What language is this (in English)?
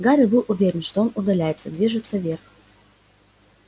Russian